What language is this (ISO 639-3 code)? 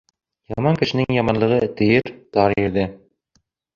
bak